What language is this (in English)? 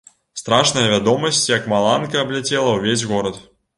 Belarusian